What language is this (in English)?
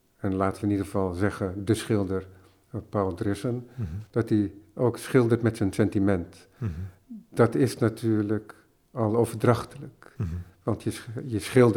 Dutch